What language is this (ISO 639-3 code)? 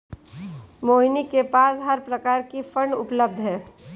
hin